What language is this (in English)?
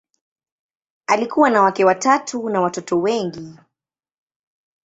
Swahili